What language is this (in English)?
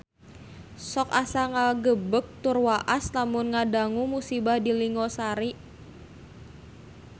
Sundanese